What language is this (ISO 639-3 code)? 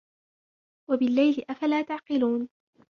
ara